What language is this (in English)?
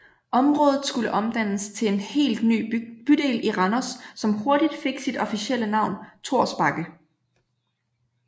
Danish